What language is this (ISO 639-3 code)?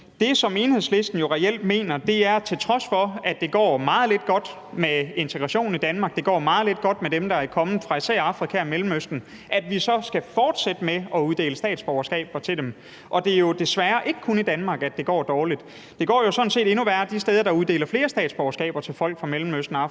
dan